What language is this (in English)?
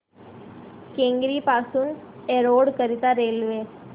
Marathi